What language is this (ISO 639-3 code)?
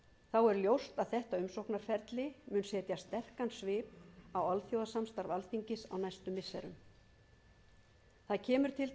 isl